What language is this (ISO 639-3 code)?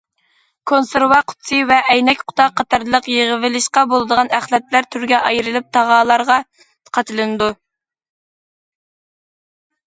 uig